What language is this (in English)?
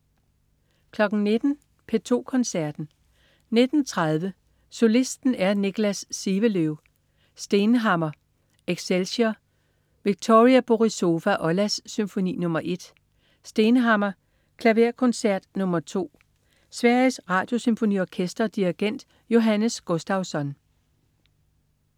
Danish